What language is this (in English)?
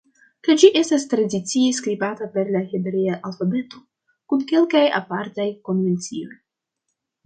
Esperanto